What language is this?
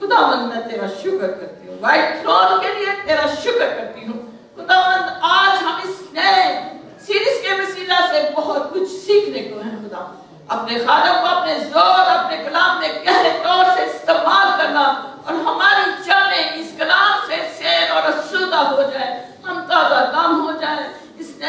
Turkish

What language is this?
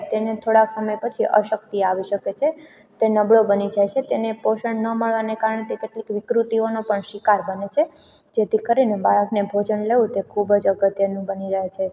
Gujarati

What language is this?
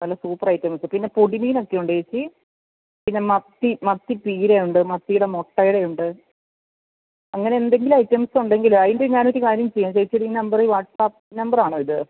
Malayalam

